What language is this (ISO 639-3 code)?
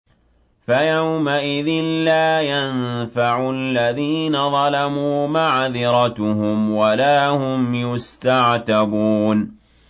ara